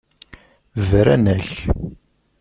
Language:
Kabyle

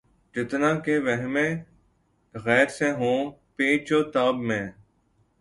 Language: Urdu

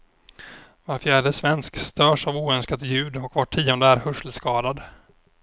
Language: Swedish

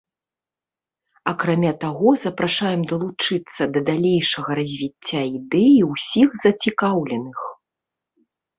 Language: Belarusian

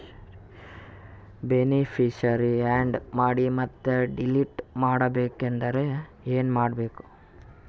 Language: Kannada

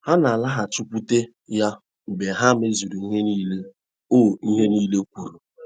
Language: Igbo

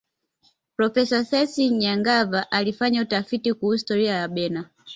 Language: Swahili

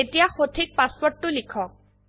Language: Assamese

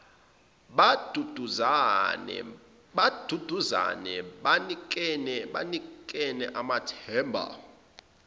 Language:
Zulu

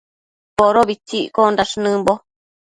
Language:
Matsés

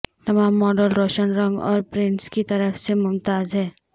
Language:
Urdu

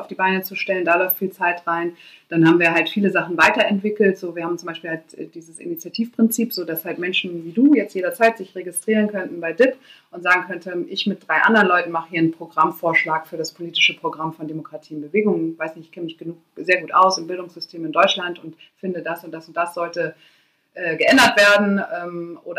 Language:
German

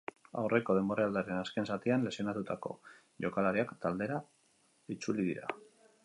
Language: Basque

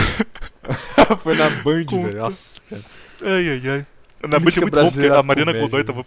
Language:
Portuguese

